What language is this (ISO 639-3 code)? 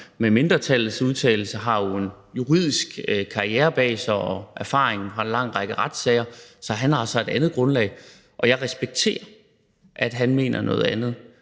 dan